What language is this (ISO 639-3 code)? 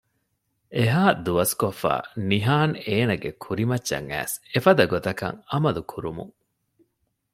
div